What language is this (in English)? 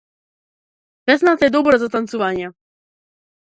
Macedonian